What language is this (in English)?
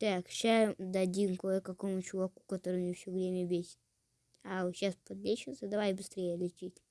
Russian